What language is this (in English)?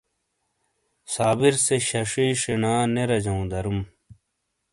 Shina